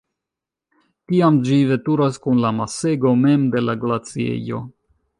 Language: Esperanto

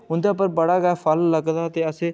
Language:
Dogri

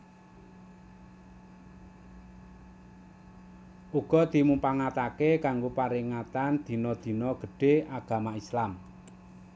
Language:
Javanese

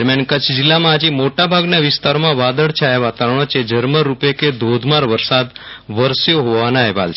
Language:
Gujarati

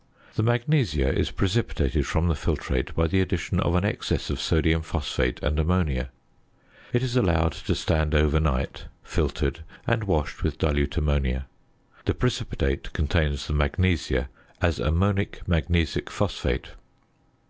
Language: English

